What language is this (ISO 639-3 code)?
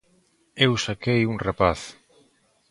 glg